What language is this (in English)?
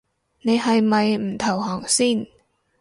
Cantonese